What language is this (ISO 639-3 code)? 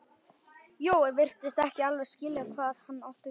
isl